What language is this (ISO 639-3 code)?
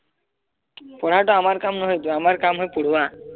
asm